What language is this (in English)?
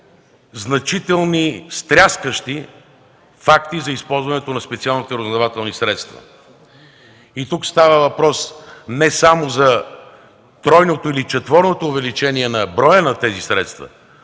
Bulgarian